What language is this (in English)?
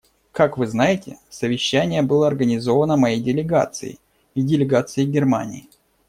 Russian